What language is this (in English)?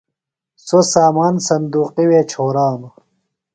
Phalura